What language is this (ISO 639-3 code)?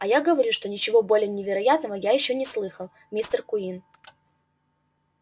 rus